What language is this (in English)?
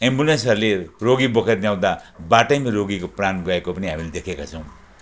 Nepali